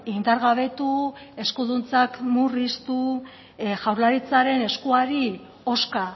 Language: Basque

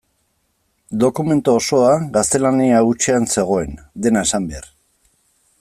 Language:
Basque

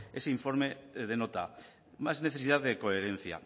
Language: Spanish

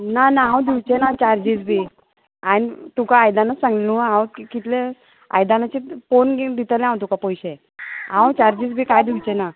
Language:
Konkani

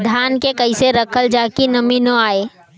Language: Bhojpuri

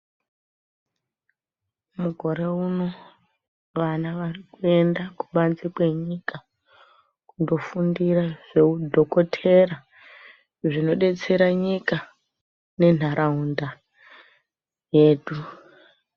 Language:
Ndau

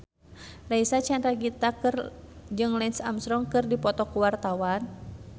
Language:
Sundanese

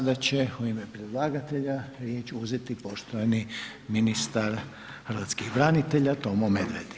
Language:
Croatian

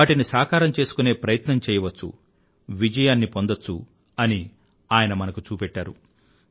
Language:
Telugu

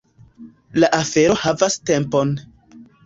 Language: Esperanto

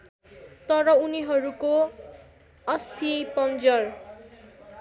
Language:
Nepali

